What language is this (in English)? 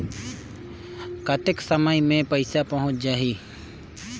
Chhattisgarhi